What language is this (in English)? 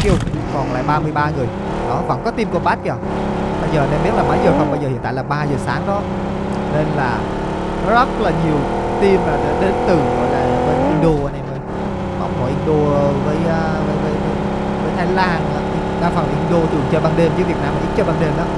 Vietnamese